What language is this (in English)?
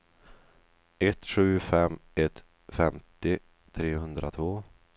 Swedish